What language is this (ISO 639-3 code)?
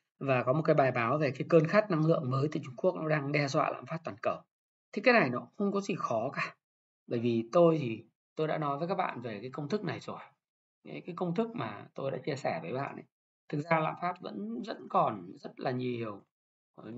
vie